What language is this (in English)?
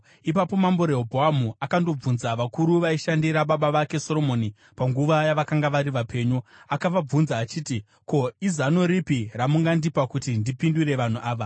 Shona